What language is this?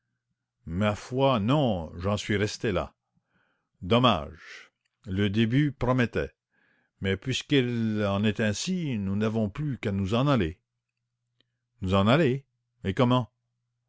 French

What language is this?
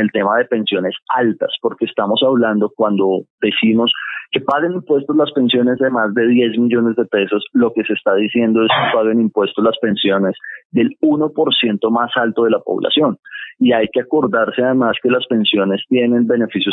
Spanish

